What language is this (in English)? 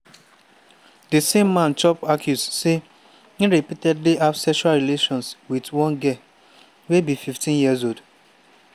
Nigerian Pidgin